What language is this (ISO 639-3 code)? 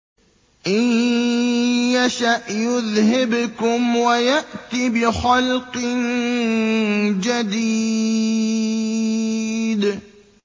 ara